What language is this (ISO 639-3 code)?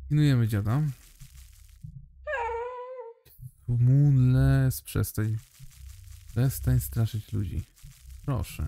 pol